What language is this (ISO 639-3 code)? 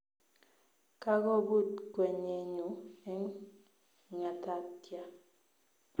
kln